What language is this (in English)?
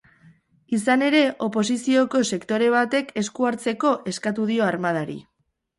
Basque